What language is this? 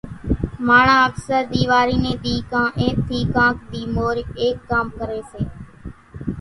Kachi Koli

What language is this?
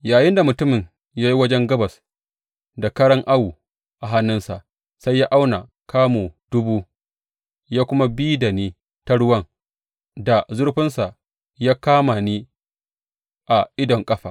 Hausa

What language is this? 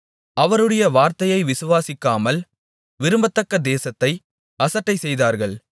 Tamil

